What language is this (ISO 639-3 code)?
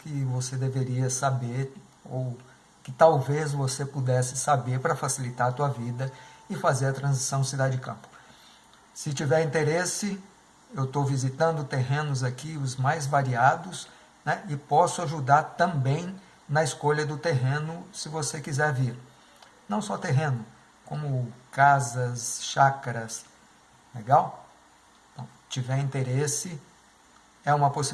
por